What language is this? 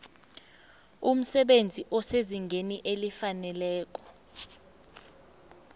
South Ndebele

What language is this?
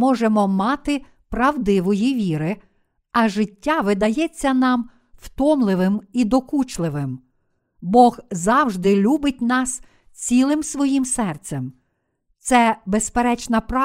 Ukrainian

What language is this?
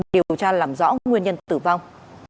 Vietnamese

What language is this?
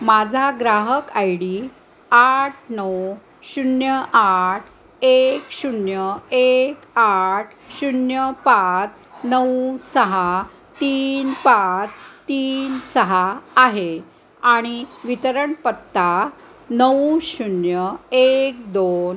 Marathi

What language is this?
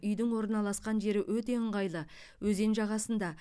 Kazakh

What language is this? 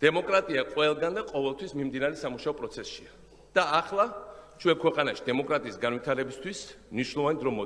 Romanian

